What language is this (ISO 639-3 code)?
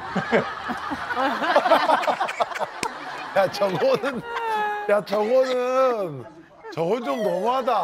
kor